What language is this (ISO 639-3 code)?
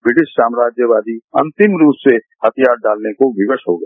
hin